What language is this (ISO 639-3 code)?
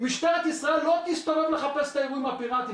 heb